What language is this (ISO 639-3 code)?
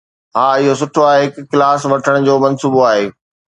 snd